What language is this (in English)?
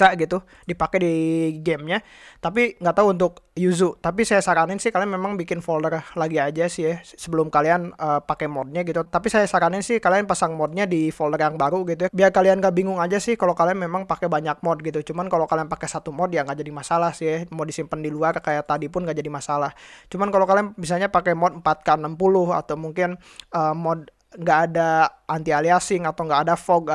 Indonesian